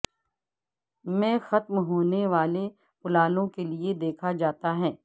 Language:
Urdu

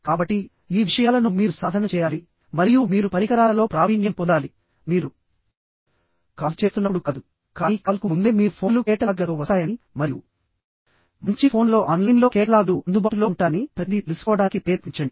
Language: Telugu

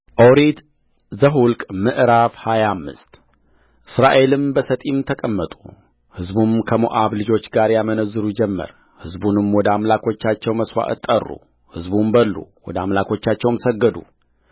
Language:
Amharic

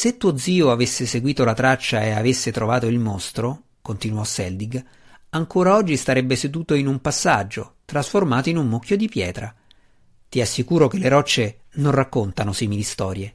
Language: Italian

